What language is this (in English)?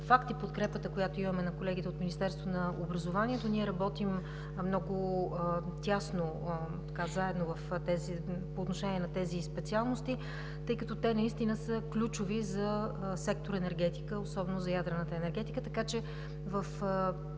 Bulgarian